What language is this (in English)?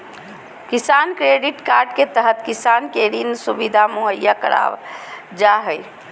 Magahi